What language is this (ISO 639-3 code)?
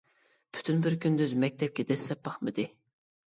uig